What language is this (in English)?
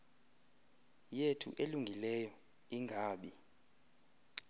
Xhosa